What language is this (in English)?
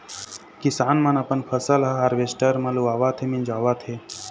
Chhattisgarhi